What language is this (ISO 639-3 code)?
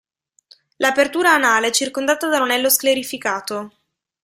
ita